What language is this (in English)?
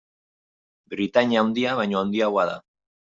Basque